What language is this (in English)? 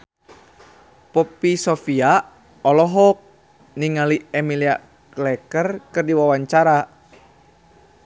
Sundanese